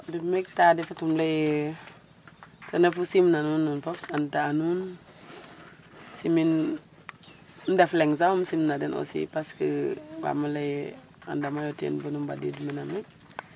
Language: Serer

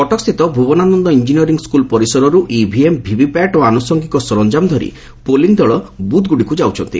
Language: Odia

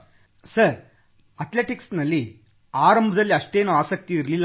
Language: Kannada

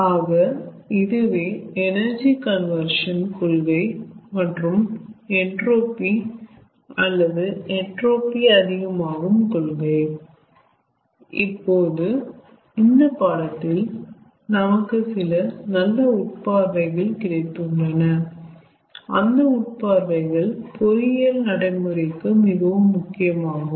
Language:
Tamil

